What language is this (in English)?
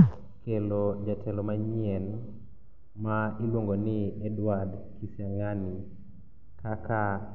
Luo (Kenya and Tanzania)